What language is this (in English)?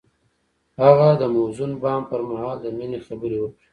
Pashto